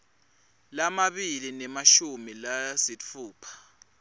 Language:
Swati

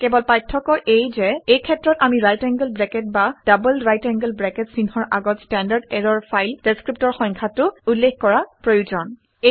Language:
Assamese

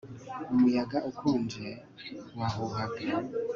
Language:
Kinyarwanda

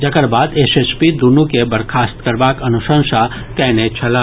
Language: Maithili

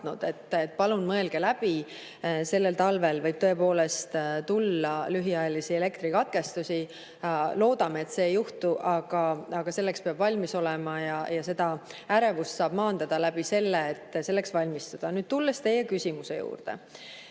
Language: Estonian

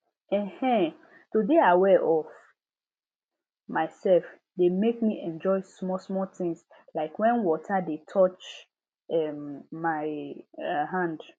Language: Nigerian Pidgin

